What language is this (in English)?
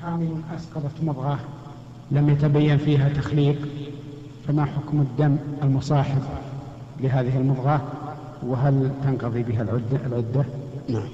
Arabic